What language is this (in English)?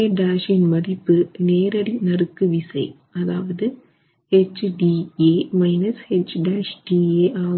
Tamil